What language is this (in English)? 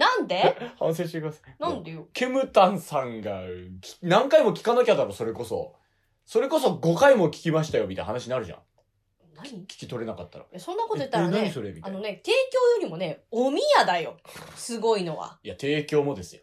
Japanese